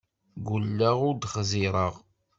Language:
Kabyle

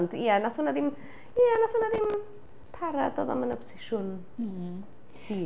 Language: Welsh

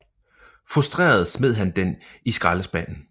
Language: Danish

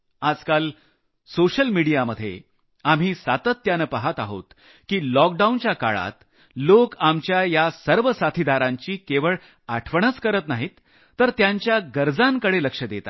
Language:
Marathi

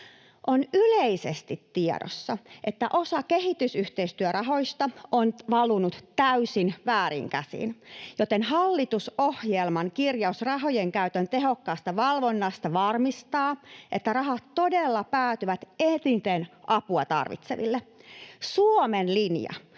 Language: Finnish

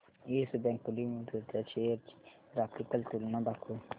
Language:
Marathi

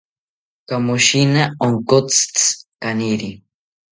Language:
South Ucayali Ashéninka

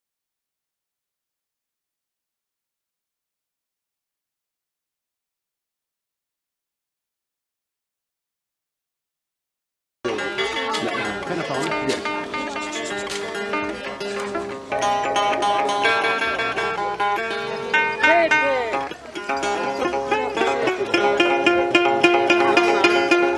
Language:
Indonesian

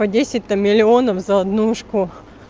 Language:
Russian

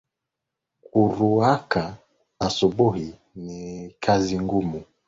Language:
Swahili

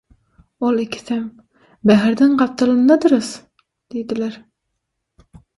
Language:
Turkmen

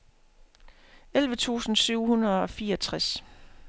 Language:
Danish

